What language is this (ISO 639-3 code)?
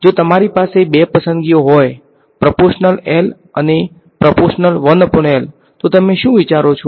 guj